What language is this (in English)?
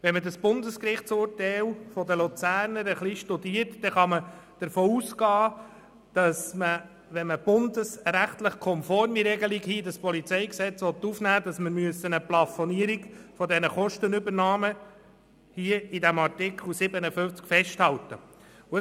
Swiss German